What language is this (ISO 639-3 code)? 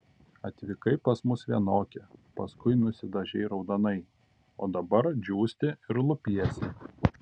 lit